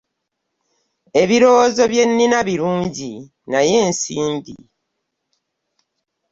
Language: Ganda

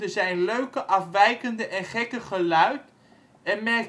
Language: Dutch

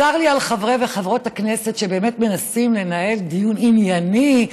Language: Hebrew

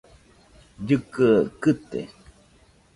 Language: Nüpode Huitoto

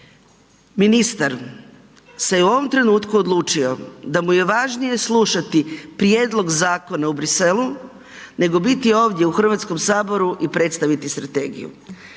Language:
Croatian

